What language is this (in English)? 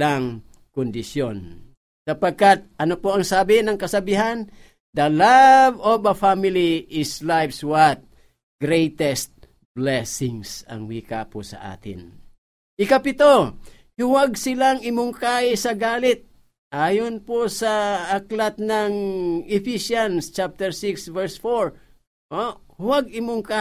Filipino